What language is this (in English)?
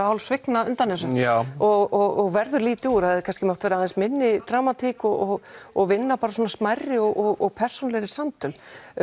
Icelandic